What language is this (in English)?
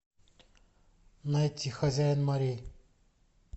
Russian